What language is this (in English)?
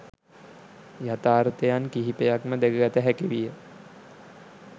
Sinhala